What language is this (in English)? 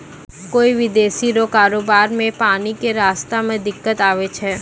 Maithili